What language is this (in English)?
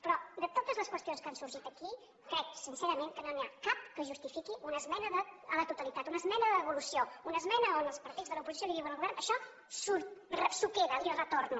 Catalan